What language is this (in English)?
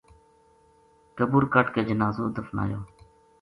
Gujari